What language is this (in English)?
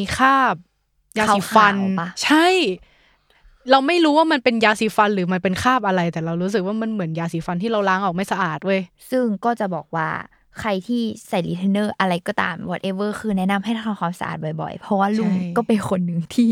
Thai